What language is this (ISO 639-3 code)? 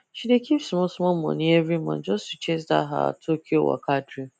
pcm